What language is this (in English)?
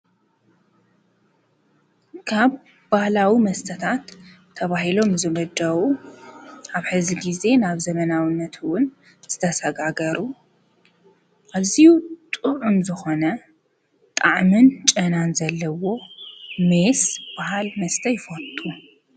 Tigrinya